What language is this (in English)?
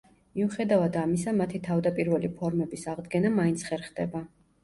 Georgian